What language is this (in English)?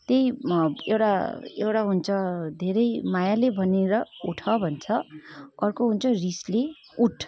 Nepali